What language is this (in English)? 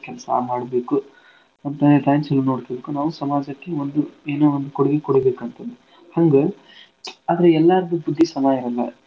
Kannada